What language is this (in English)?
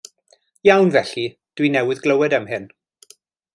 Welsh